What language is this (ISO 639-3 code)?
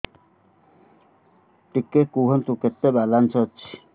ori